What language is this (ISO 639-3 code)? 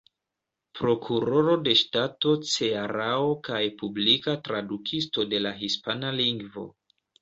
epo